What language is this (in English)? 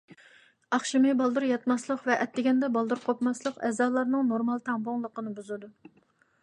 Uyghur